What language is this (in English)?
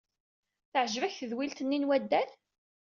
Kabyle